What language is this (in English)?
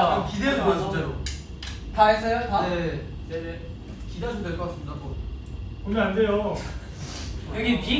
Korean